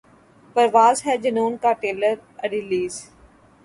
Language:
Urdu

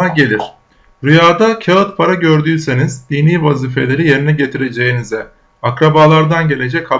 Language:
Turkish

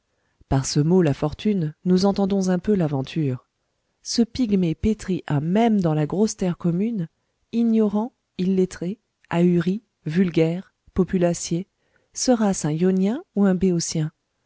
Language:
French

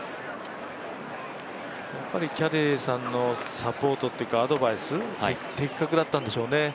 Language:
Japanese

